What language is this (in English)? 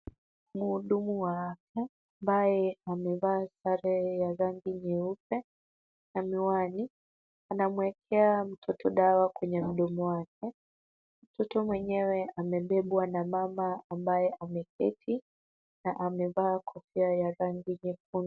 Swahili